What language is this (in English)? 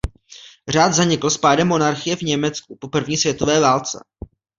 Czech